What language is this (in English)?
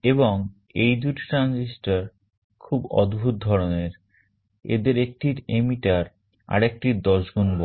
Bangla